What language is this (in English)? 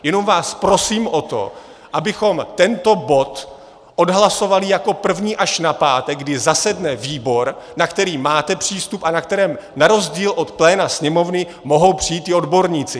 Czech